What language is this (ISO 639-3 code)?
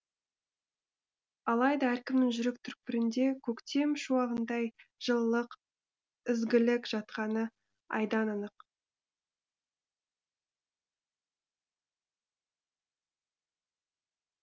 kaz